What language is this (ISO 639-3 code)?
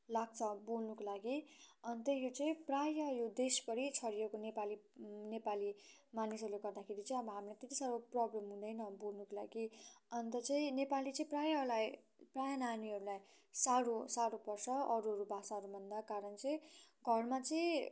nep